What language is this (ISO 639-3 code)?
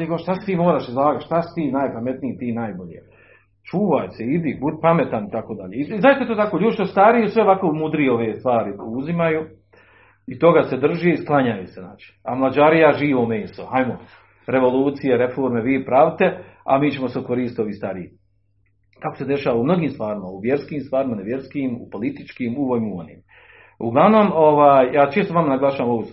hrv